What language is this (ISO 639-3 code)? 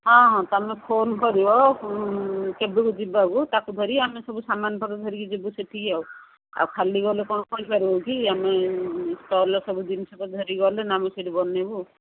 ori